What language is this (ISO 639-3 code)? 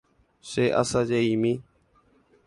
grn